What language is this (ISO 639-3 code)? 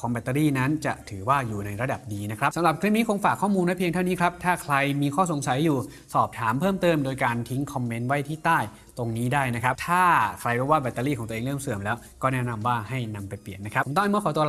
tha